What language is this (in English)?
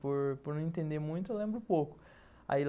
Portuguese